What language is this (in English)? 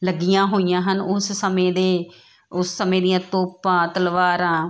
Punjabi